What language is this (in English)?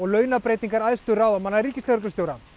Icelandic